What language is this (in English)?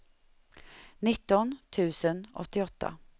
Swedish